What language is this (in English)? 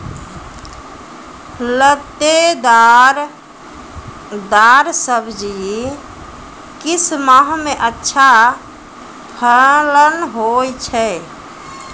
Maithili